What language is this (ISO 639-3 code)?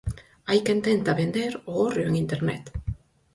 glg